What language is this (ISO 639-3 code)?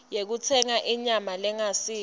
ssw